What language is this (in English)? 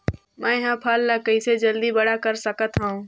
Chhattisgarhi